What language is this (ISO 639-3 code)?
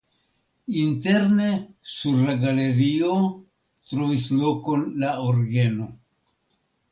epo